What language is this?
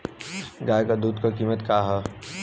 Bhojpuri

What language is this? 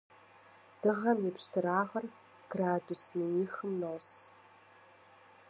Kabardian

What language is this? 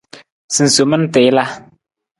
Nawdm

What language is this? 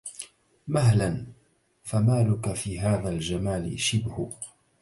Arabic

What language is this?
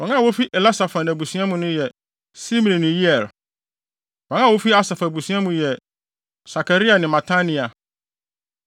Akan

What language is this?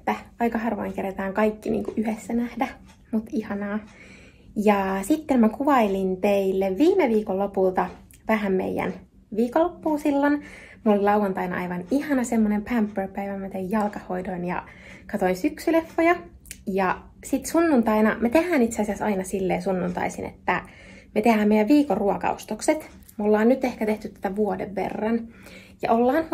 Finnish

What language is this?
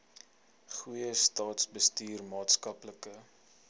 Afrikaans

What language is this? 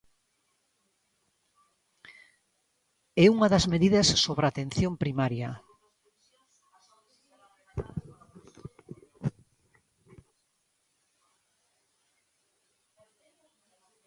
Galician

